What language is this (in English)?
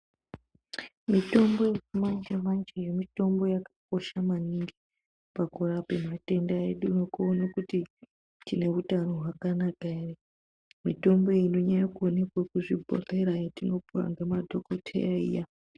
Ndau